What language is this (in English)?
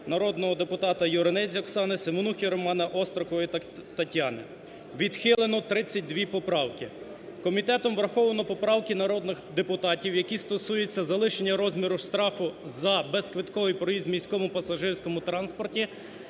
Ukrainian